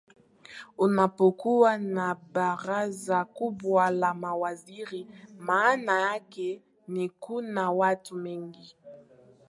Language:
Swahili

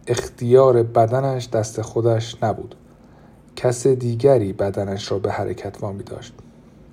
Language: Persian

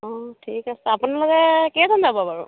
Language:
Assamese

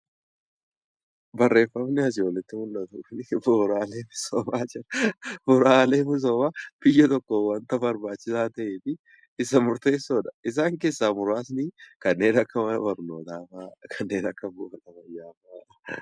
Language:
Oromo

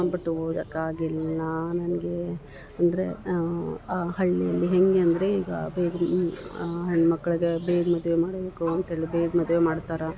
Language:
Kannada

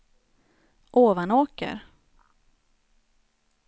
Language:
Swedish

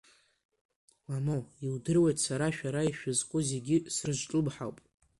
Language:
Abkhazian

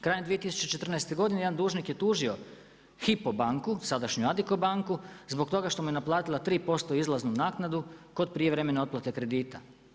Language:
Croatian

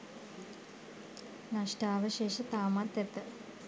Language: Sinhala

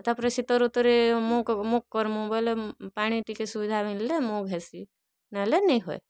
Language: Odia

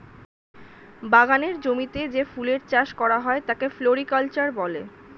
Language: Bangla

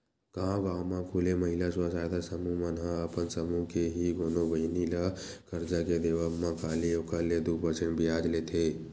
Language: Chhattisgarhi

